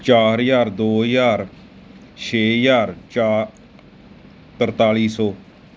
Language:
Punjabi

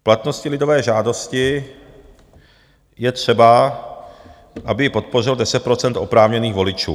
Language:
Czech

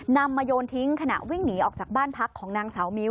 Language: Thai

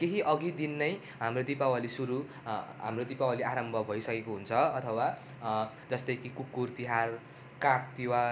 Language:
Nepali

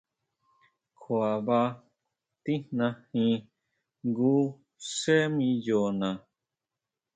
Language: Huautla Mazatec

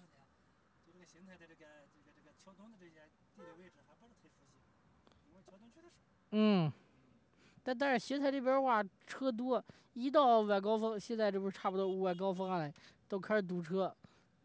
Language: Chinese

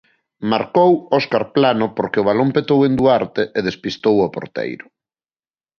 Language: Galician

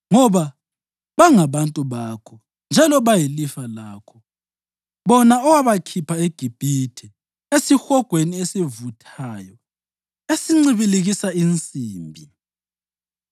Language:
North Ndebele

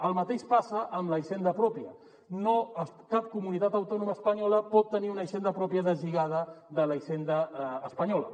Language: Catalan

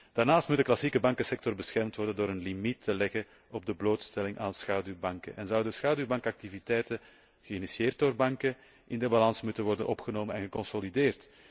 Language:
Dutch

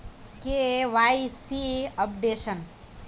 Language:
Magahi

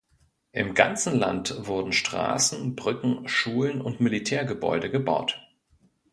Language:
German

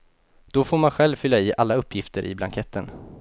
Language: Swedish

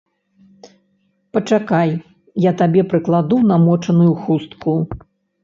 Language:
Belarusian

